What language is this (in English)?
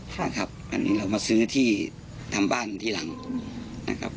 Thai